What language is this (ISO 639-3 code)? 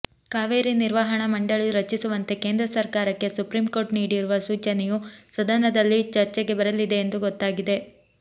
kan